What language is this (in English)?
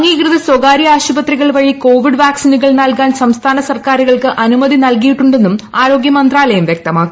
Malayalam